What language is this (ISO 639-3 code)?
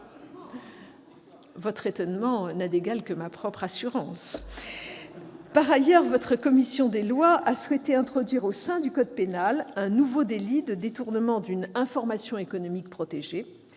fra